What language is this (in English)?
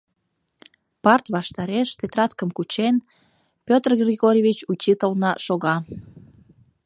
Mari